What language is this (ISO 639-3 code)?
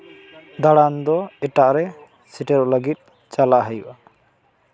sat